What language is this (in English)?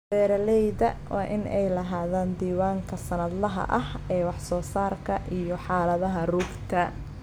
Somali